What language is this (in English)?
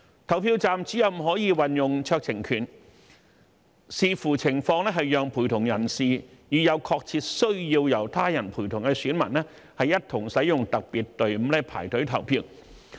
Cantonese